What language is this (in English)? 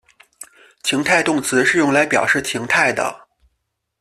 Chinese